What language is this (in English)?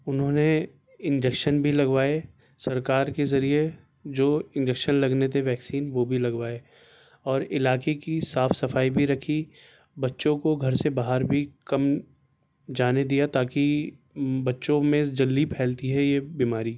Urdu